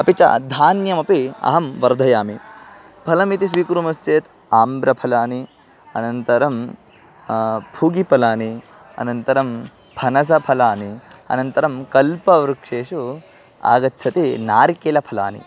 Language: Sanskrit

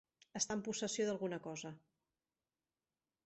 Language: Catalan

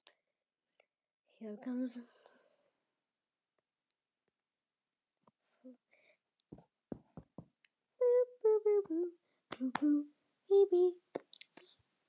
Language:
Icelandic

